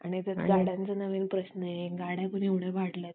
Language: Marathi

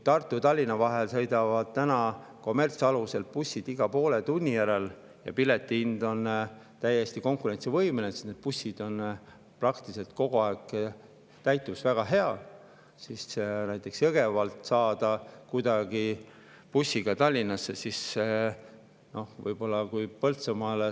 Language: Estonian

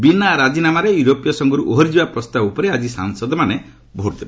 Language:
Odia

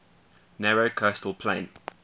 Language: English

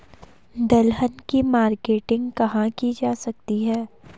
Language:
Hindi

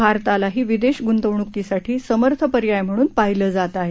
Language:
Marathi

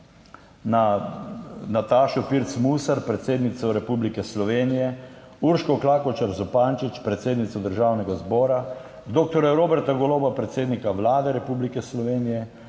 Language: Slovenian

